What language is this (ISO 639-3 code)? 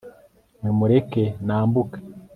kin